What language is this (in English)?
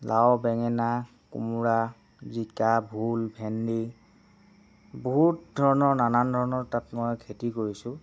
Assamese